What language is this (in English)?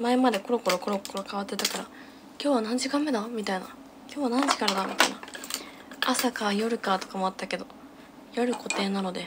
Japanese